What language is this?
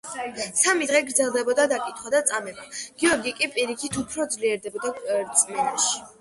Georgian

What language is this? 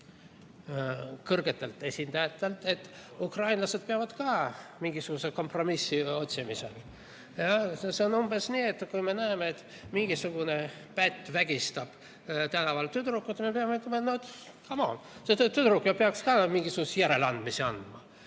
Estonian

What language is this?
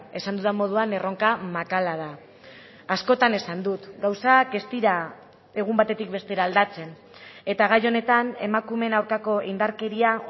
Basque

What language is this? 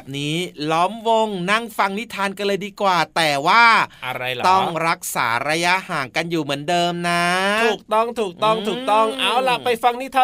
Thai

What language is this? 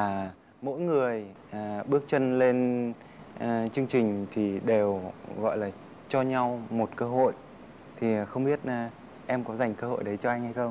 Vietnamese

